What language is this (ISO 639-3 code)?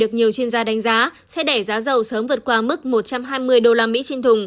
vie